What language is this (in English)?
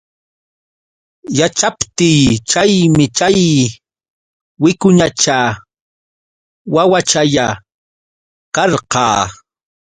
Yauyos Quechua